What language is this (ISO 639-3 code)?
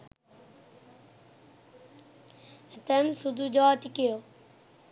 sin